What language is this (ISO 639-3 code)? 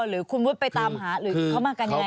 tha